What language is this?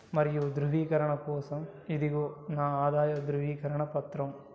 Telugu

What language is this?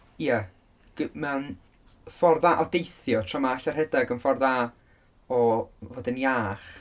Welsh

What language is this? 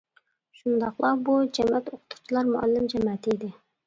Uyghur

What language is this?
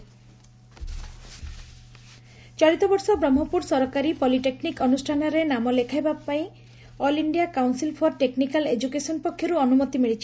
Odia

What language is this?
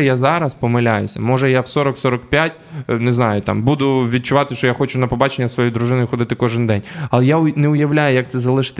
Ukrainian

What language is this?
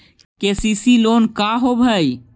Magahi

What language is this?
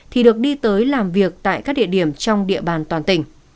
Vietnamese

